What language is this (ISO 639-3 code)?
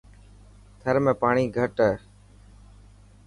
mki